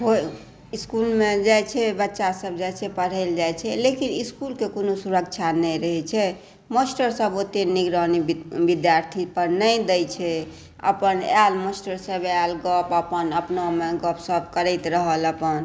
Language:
Maithili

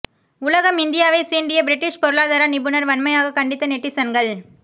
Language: Tamil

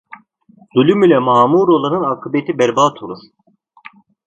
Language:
Turkish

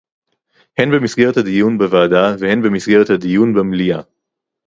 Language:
Hebrew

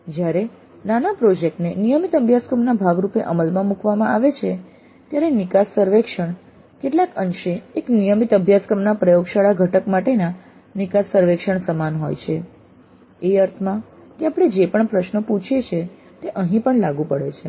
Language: Gujarati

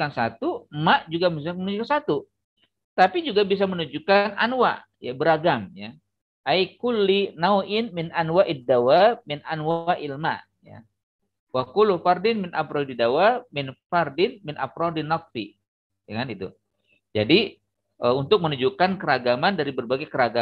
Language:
Indonesian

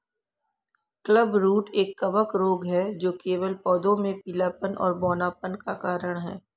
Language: Hindi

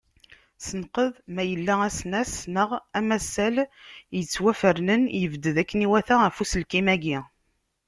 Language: Kabyle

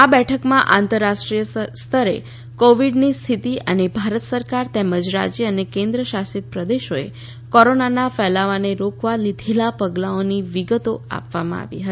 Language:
Gujarati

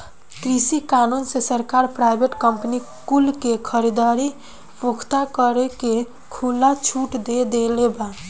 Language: Bhojpuri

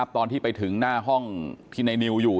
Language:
Thai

